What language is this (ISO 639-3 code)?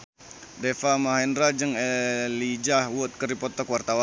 sun